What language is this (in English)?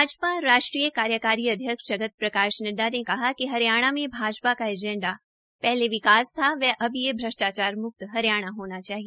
Hindi